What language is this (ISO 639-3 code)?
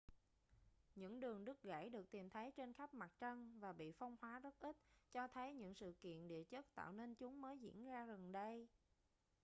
vie